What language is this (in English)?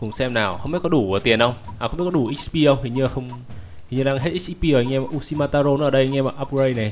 Vietnamese